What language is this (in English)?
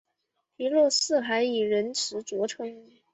Chinese